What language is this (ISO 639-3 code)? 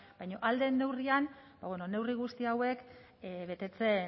eus